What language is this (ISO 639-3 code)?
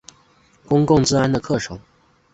zho